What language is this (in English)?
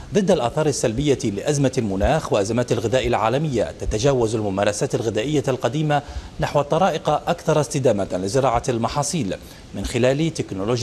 Arabic